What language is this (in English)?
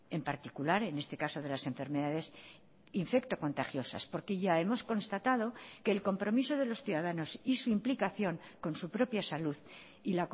Spanish